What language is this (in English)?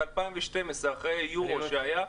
Hebrew